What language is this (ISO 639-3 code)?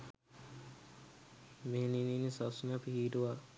sin